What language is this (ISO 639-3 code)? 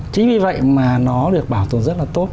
vie